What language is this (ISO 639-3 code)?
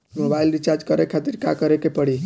bho